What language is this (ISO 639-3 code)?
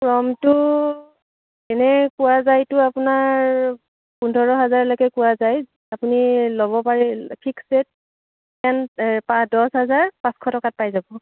asm